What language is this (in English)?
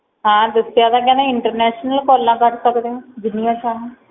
Punjabi